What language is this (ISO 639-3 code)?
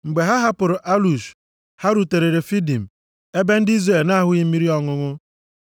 ibo